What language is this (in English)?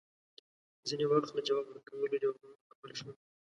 Pashto